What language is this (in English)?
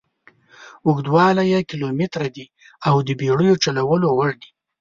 Pashto